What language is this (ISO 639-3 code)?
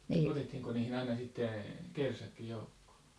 fin